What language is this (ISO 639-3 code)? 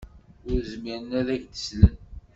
kab